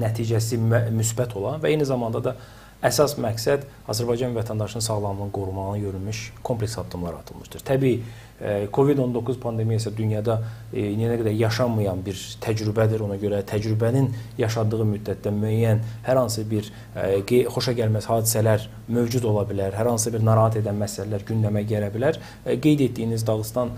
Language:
Turkish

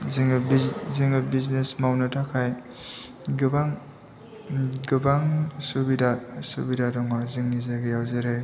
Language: Bodo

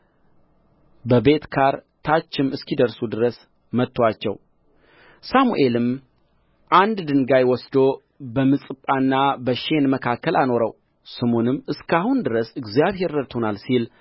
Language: Amharic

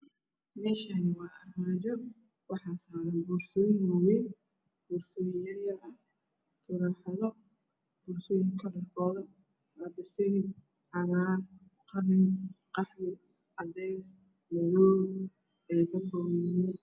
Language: Somali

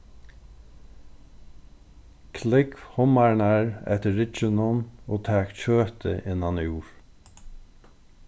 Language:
Faroese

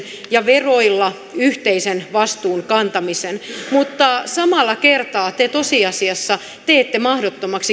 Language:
Finnish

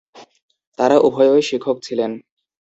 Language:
Bangla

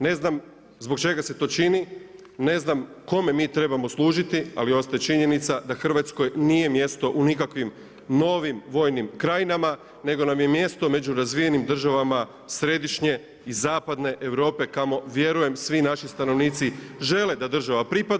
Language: Croatian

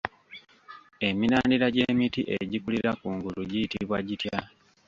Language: Ganda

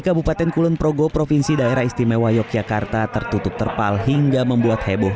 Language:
Indonesian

